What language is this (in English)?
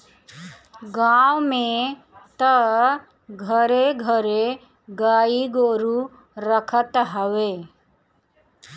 Bhojpuri